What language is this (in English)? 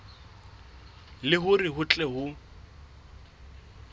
Southern Sotho